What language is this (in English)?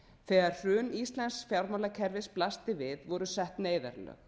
Icelandic